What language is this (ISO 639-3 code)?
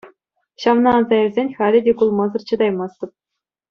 chv